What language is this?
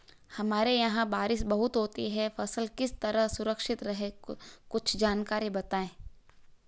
Hindi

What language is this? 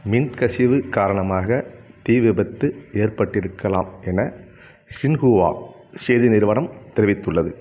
Tamil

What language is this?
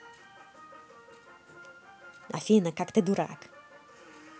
Russian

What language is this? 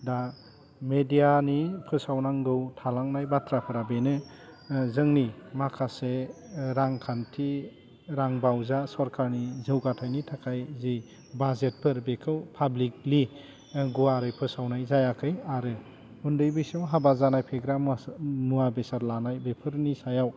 Bodo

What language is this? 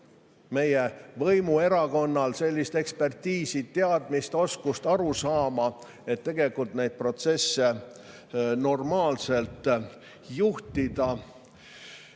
Estonian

